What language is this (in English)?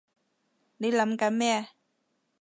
Cantonese